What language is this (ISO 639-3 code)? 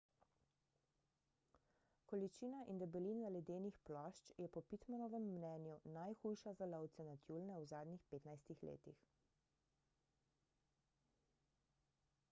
slv